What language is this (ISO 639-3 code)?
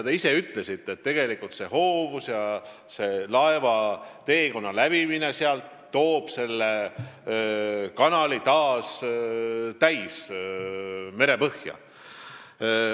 est